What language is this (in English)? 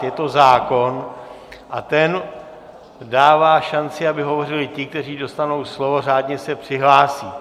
Czech